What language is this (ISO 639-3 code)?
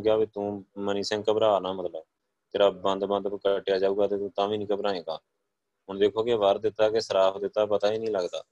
pan